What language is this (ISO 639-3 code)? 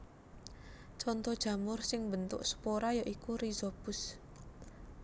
jav